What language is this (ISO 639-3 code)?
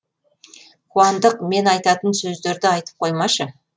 kaz